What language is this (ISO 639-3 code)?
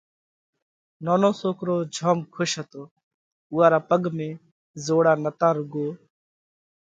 kvx